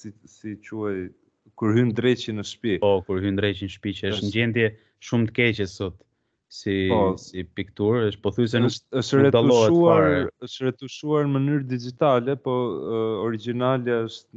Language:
Romanian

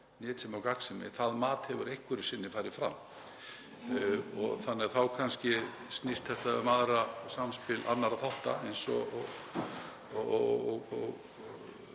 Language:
Icelandic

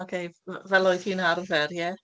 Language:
Welsh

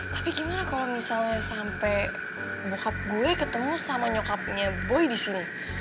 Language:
Indonesian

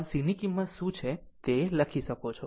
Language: Gujarati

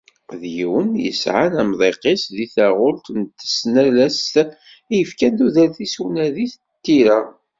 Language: Kabyle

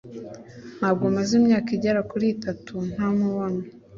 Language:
Kinyarwanda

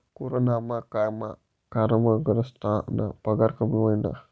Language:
Marathi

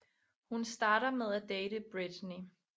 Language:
Danish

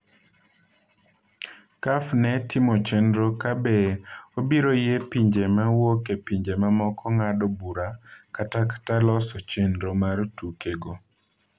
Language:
Luo (Kenya and Tanzania)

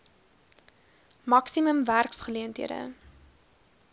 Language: Afrikaans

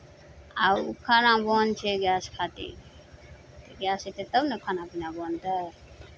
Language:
Maithili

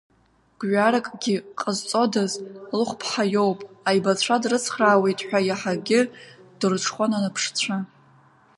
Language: Abkhazian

